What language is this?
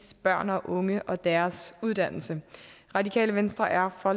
Danish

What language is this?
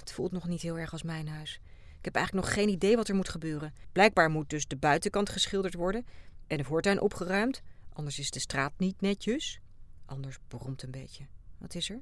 Dutch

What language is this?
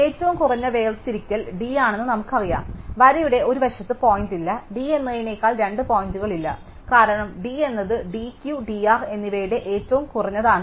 Malayalam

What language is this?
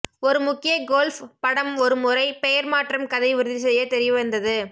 Tamil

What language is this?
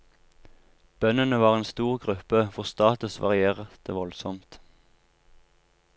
Norwegian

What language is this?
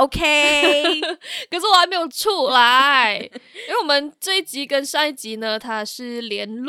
Chinese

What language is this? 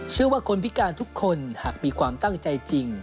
Thai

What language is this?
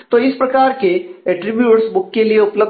Hindi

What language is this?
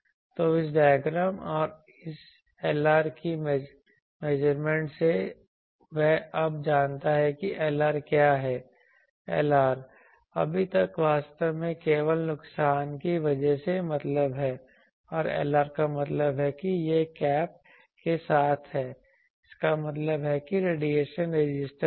Hindi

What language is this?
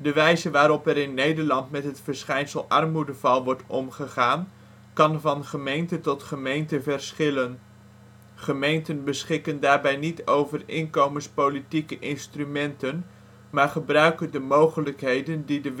Dutch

